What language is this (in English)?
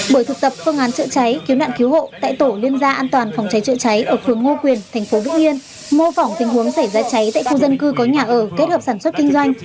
Vietnamese